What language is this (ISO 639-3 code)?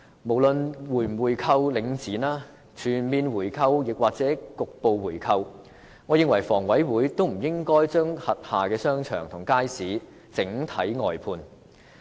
yue